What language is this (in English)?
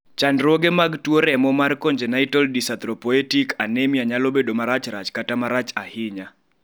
Luo (Kenya and Tanzania)